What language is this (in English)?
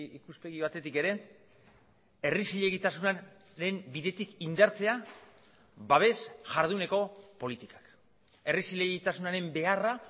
Basque